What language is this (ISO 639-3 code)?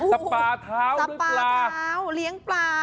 tha